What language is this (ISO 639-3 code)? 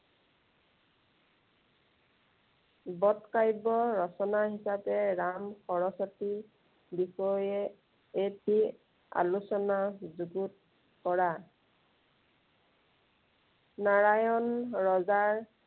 asm